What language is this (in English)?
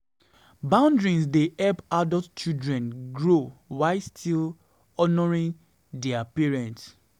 Nigerian Pidgin